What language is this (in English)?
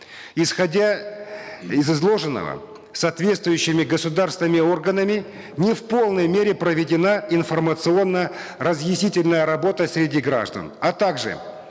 Kazakh